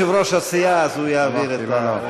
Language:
Hebrew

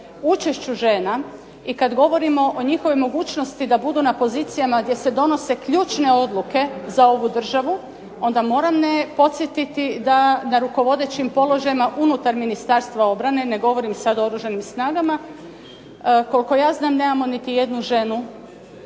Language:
Croatian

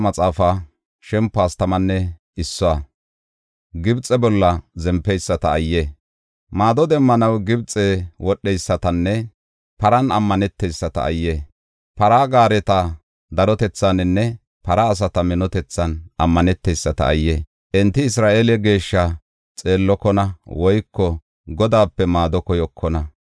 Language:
Gofa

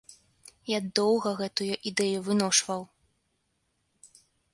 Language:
Belarusian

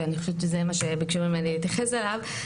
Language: Hebrew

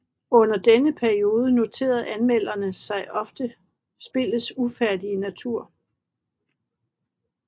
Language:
Danish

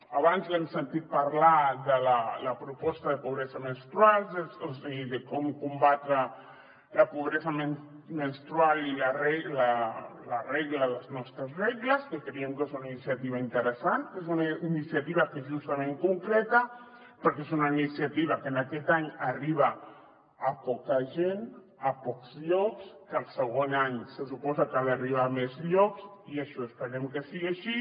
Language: Catalan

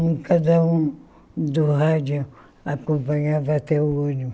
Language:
Portuguese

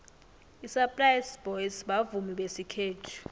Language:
South Ndebele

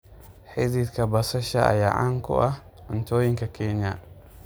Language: Somali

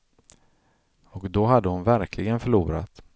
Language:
Swedish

